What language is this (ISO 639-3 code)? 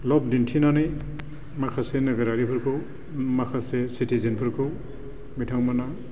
brx